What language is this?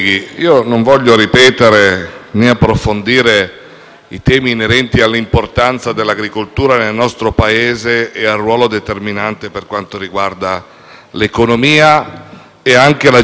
Italian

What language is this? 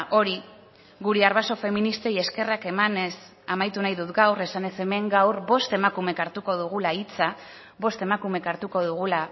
Basque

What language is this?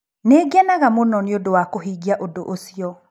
Kikuyu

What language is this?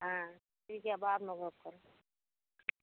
Maithili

